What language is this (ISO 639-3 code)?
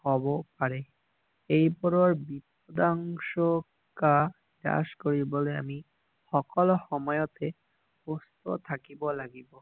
asm